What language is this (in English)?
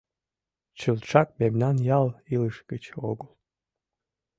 Mari